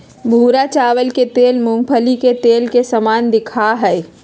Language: Magahi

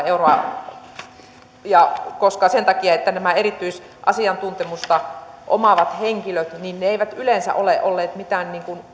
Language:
Finnish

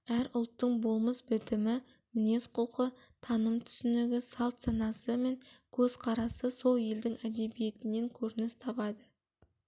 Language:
Kazakh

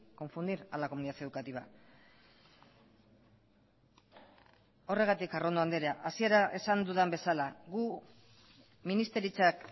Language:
Basque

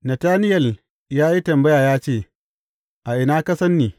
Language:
Hausa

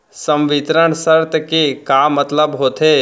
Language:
Chhattisgarhi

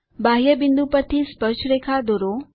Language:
Gujarati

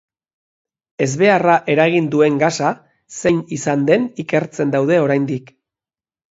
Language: Basque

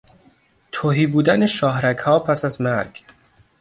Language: Persian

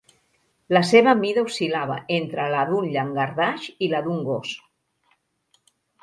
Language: Catalan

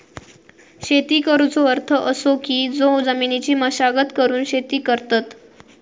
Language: Marathi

